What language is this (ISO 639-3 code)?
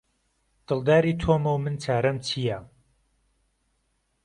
ckb